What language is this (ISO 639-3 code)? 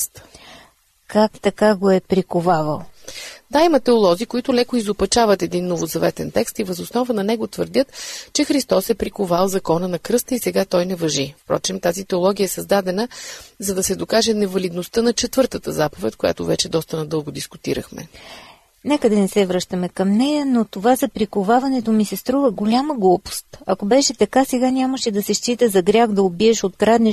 bul